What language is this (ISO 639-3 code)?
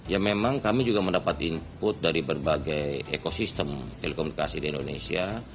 ind